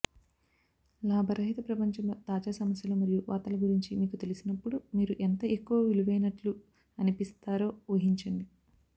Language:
Telugu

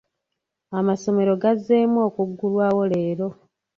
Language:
Ganda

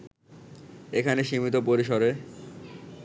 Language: Bangla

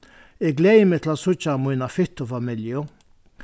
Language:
Faroese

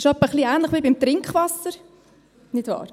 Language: Swiss German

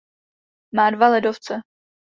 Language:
Czech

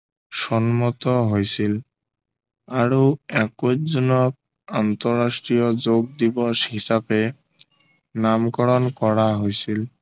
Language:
Assamese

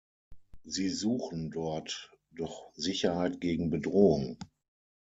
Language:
German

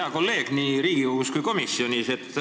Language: Estonian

